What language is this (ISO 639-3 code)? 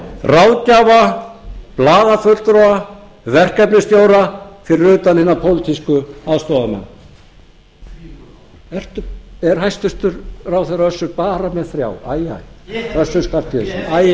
isl